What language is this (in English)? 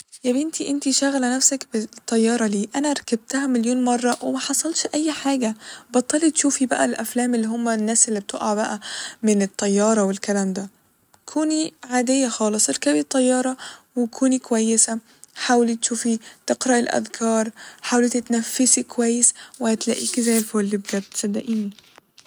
Egyptian Arabic